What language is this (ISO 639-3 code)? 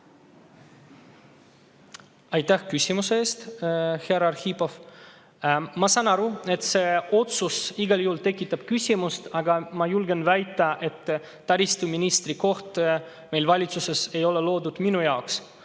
est